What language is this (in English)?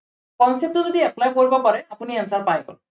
Assamese